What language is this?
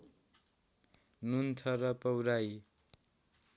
Nepali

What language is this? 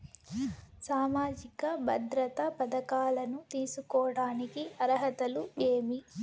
Telugu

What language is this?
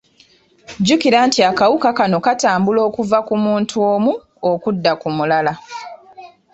Ganda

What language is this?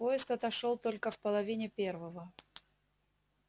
Russian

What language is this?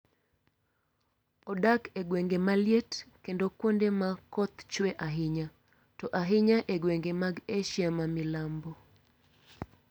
Luo (Kenya and Tanzania)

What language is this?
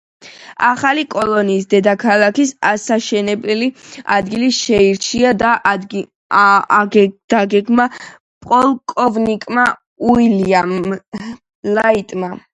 Georgian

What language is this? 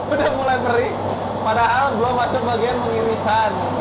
Indonesian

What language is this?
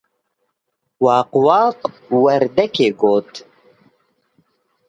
Kurdish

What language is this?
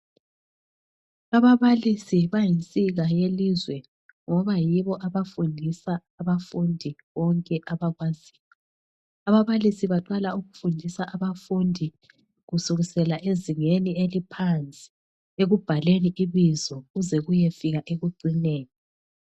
North Ndebele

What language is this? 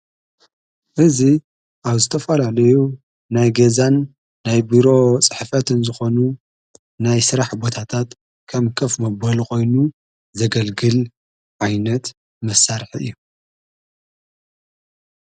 Tigrinya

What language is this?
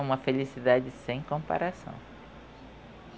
Portuguese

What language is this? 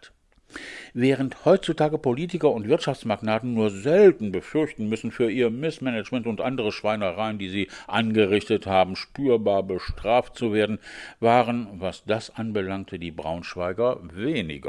German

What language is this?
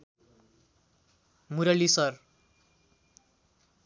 Nepali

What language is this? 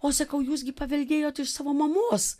Lithuanian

